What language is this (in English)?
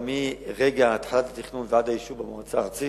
Hebrew